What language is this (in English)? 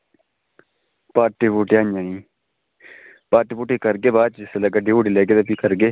Dogri